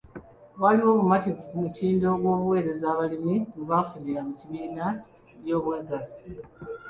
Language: Ganda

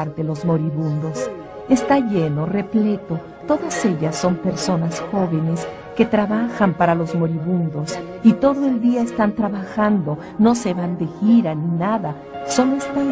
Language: Spanish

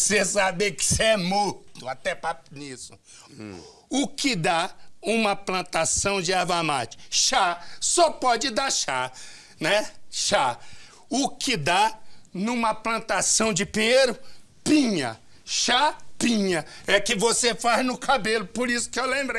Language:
Portuguese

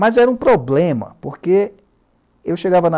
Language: Portuguese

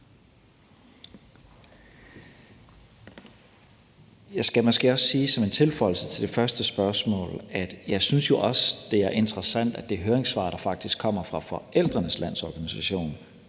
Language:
Danish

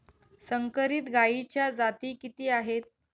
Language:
Marathi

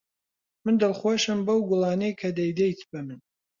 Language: Central Kurdish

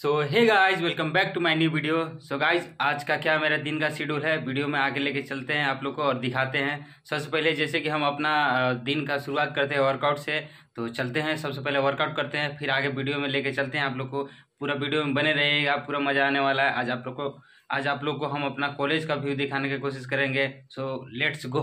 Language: Hindi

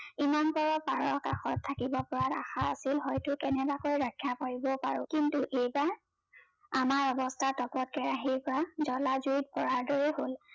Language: Assamese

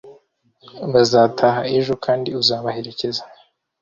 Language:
Kinyarwanda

